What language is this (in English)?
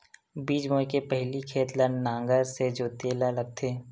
Chhattisgarhi